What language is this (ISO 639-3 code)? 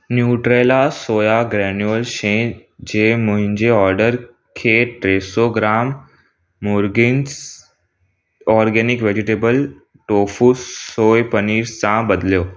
snd